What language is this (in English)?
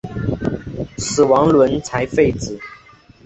Chinese